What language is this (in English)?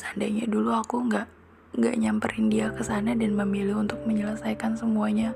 Indonesian